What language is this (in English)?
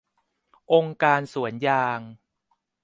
Thai